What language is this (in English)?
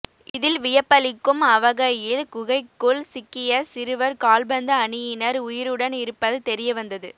Tamil